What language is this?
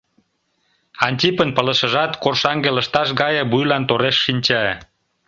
Mari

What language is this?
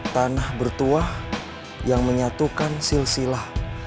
Indonesian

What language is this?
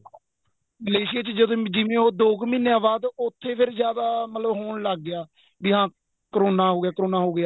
Punjabi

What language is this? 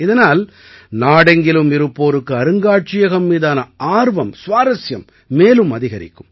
Tamil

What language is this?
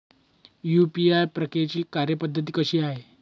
Marathi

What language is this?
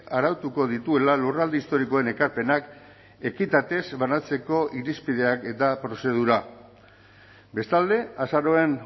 Basque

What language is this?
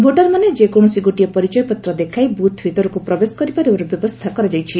Odia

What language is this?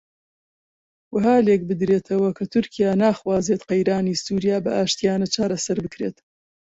Central Kurdish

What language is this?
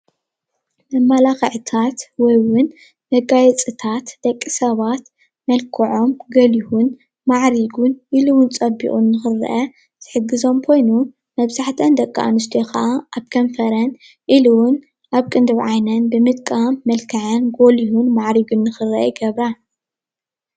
Tigrinya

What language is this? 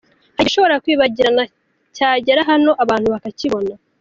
Kinyarwanda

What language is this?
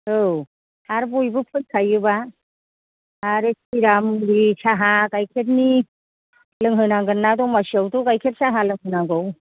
Bodo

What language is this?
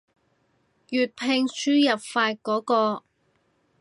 Cantonese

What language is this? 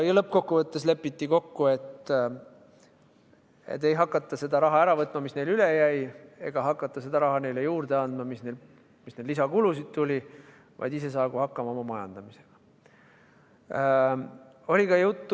Estonian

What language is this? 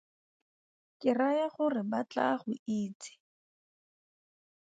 Tswana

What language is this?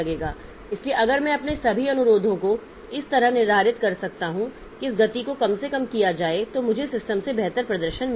Hindi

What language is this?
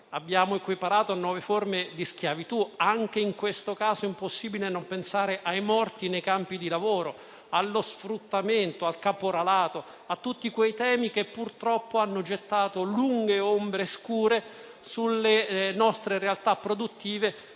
Italian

